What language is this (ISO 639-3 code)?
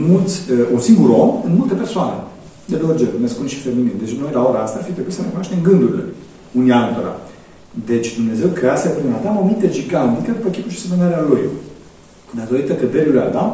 ron